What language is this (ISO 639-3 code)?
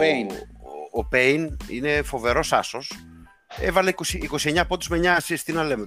ell